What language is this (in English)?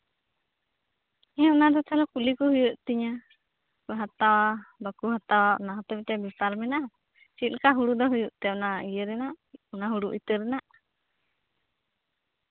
Santali